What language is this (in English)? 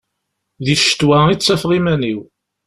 Kabyle